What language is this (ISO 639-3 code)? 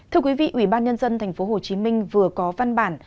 vie